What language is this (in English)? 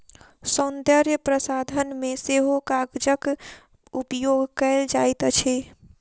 Maithili